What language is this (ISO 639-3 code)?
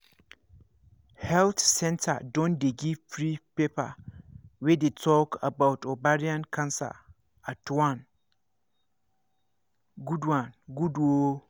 pcm